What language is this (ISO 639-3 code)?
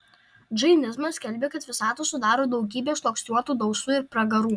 lit